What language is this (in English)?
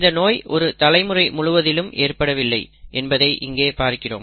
Tamil